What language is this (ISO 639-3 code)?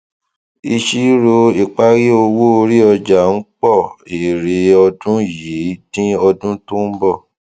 yor